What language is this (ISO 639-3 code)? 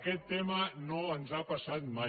cat